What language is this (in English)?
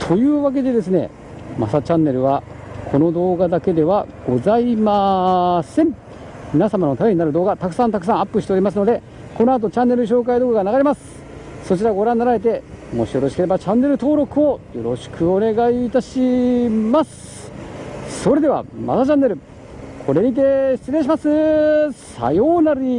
Japanese